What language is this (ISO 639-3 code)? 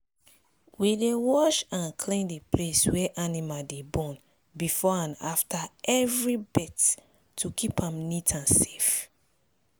pcm